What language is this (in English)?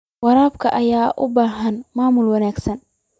Somali